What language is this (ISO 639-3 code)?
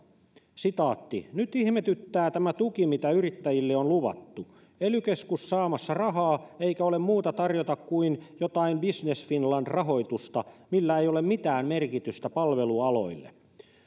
fin